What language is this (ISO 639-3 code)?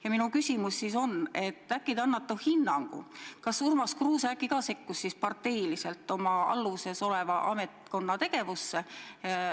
est